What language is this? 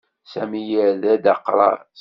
Kabyle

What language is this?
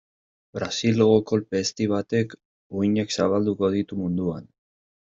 Basque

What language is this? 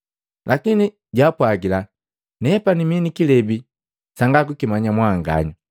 Matengo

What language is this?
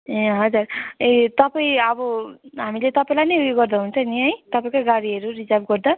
Nepali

